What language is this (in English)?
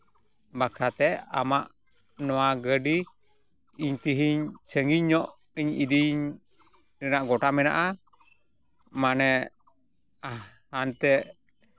Santali